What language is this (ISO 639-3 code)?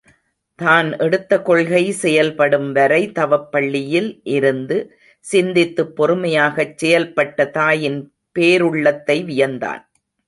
tam